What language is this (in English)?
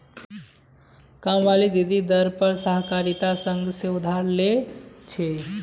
Magahi